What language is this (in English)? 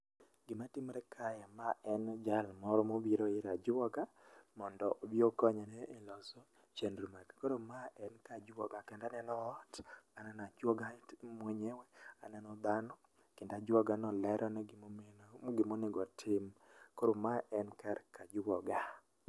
Luo (Kenya and Tanzania)